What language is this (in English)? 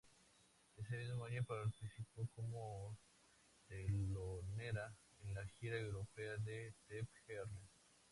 Spanish